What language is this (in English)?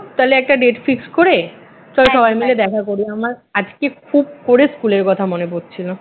Bangla